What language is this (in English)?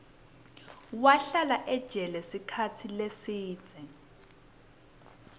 Swati